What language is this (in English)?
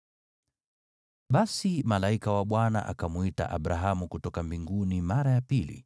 Swahili